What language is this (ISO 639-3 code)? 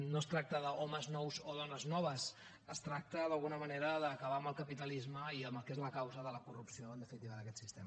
cat